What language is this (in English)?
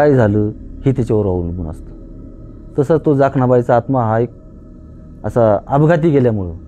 Romanian